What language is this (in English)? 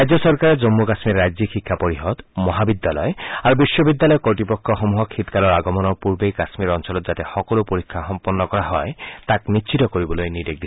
Assamese